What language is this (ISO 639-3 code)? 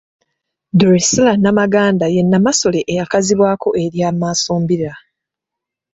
lug